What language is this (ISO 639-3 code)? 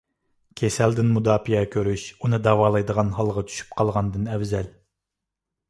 uig